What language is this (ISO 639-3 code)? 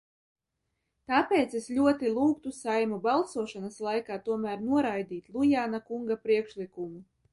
lav